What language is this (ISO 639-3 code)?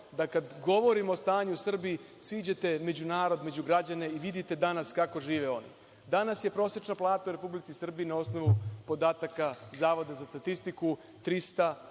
srp